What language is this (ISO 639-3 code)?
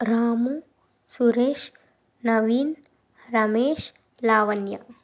tel